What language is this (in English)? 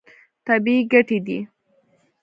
Pashto